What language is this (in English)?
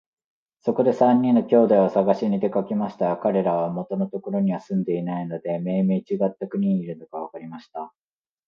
Japanese